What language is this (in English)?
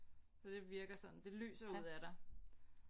Danish